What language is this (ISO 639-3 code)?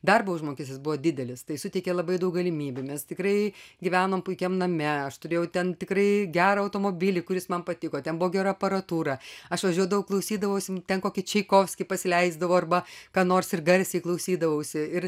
lit